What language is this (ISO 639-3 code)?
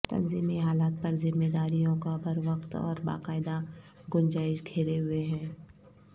urd